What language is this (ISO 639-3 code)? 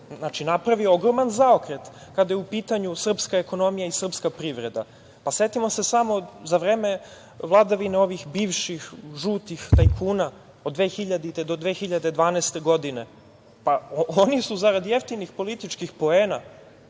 srp